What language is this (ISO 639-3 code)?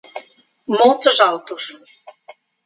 por